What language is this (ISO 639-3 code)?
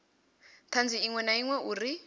ven